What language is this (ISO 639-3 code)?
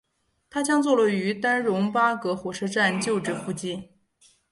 zho